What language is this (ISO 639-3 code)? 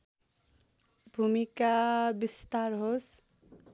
nep